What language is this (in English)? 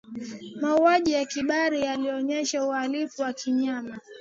Swahili